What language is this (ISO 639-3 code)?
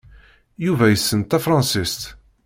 kab